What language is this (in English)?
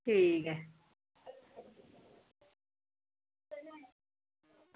Dogri